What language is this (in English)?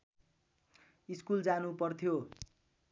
Nepali